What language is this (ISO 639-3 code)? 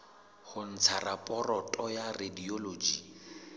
sot